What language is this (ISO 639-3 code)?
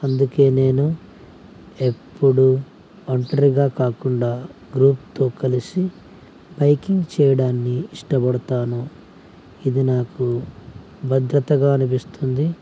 tel